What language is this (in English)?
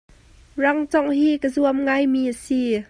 Hakha Chin